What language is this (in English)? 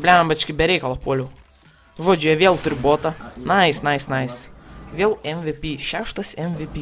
Lithuanian